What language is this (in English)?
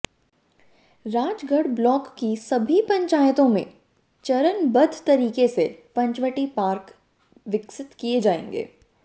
Hindi